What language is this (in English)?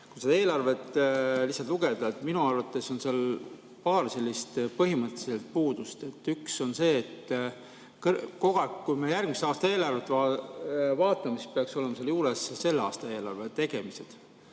Estonian